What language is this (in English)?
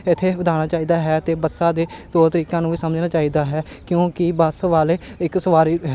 Punjabi